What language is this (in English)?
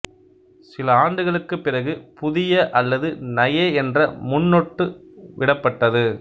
Tamil